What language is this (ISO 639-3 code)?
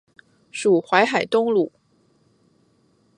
zho